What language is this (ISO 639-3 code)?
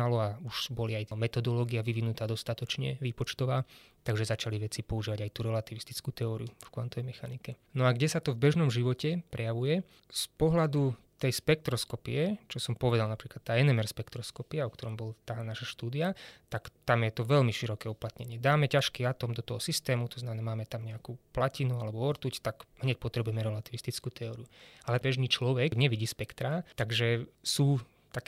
slk